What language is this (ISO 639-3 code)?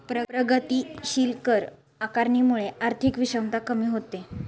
mar